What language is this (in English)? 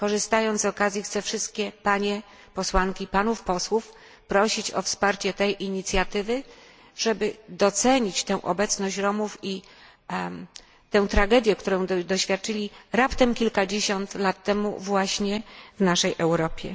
Polish